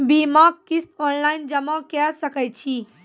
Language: Maithili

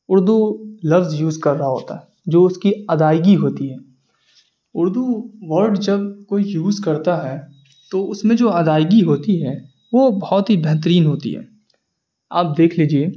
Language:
Urdu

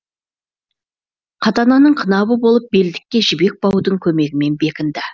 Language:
Kazakh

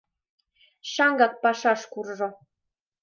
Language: Mari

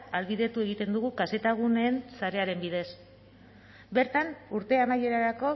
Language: Basque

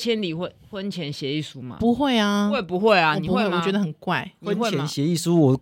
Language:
Chinese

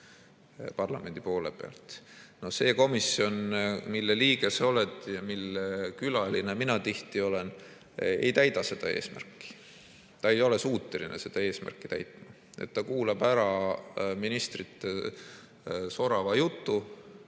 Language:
Estonian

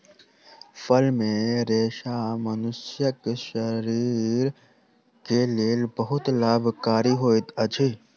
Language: Maithili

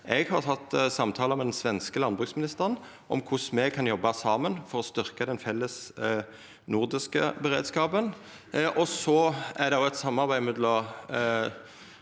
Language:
Norwegian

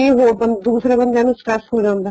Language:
Punjabi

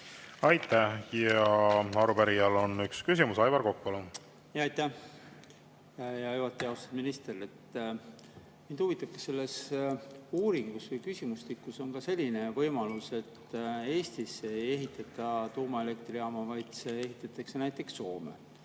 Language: Estonian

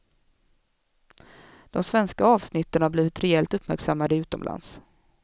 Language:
Swedish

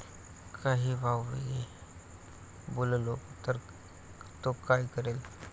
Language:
Marathi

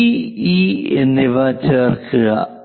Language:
Malayalam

